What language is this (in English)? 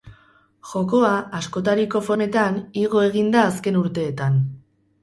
Basque